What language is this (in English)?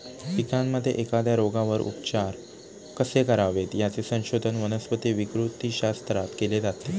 Marathi